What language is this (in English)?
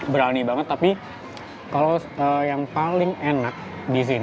Indonesian